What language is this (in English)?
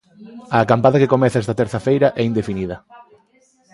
Galician